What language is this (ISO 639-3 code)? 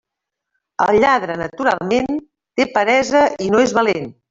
cat